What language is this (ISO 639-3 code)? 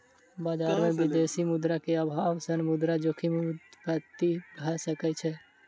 mai